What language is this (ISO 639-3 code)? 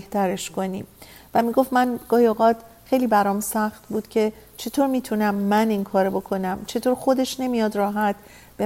fas